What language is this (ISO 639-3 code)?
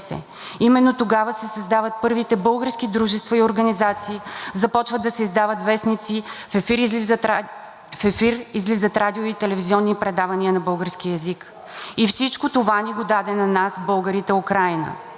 bul